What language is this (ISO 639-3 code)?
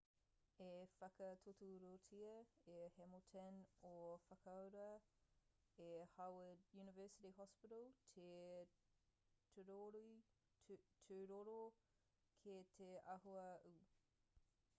mri